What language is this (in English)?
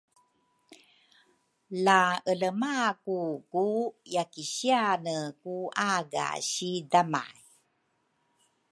Rukai